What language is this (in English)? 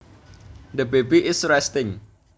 Javanese